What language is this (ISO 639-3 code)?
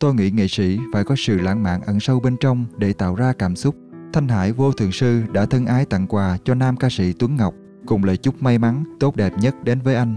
vie